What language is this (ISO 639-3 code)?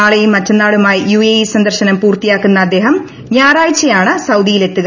mal